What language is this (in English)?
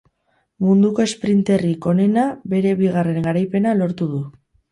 Basque